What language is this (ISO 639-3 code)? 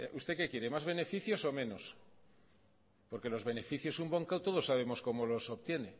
spa